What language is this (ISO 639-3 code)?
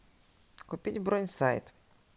rus